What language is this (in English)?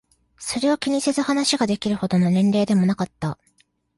Japanese